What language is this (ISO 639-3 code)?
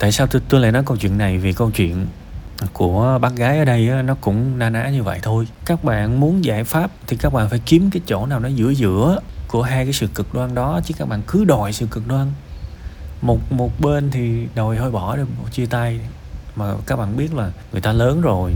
vie